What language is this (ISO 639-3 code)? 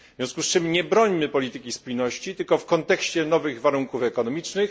pol